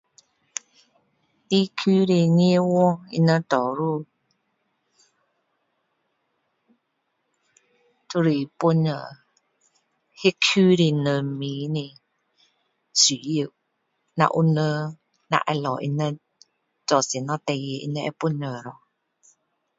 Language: Min Dong Chinese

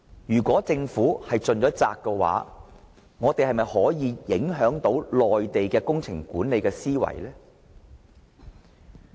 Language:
Cantonese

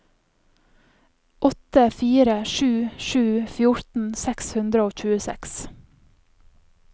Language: Norwegian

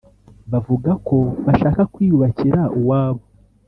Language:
Kinyarwanda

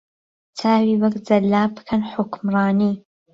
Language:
Central Kurdish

